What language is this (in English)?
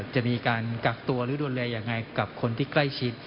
Thai